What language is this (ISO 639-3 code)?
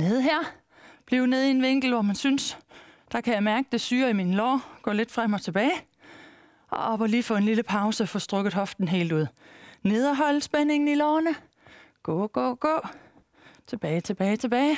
dan